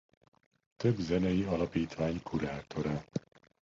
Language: Hungarian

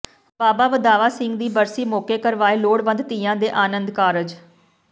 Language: Punjabi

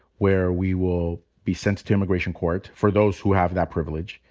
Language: English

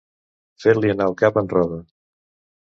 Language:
Catalan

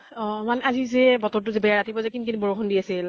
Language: Assamese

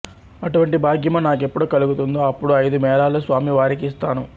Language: Telugu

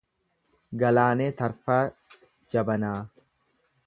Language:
Oromo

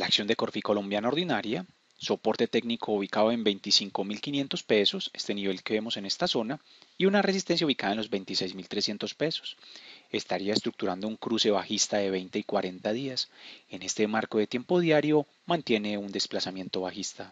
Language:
Spanish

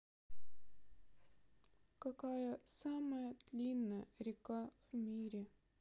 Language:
Russian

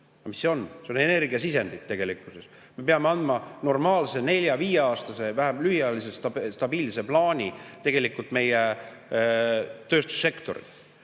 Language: Estonian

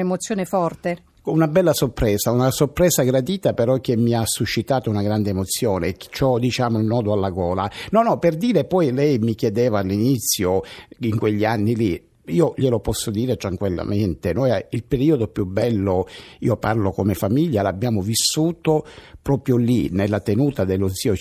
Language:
Italian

